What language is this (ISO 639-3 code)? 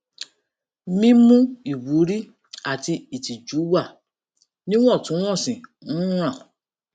yor